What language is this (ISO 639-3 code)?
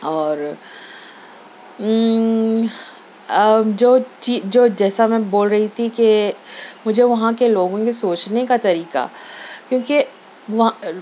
urd